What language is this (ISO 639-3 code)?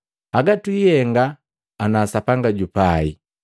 mgv